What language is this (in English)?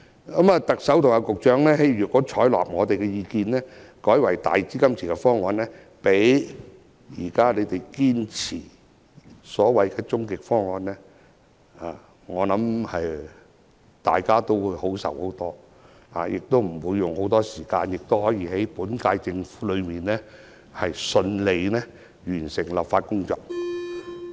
Cantonese